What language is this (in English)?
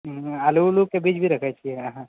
Maithili